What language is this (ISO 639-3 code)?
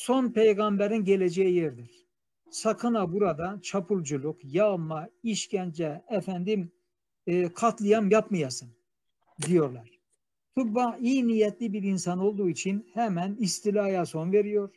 tur